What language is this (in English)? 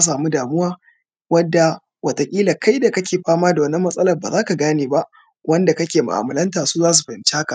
Hausa